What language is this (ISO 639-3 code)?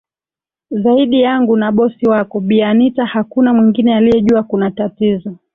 swa